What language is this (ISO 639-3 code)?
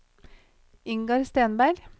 nor